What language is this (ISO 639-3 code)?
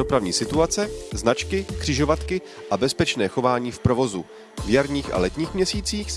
ces